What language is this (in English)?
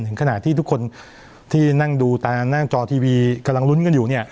Thai